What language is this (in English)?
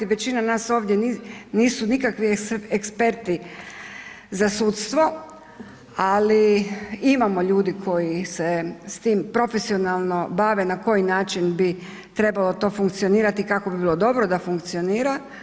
Croatian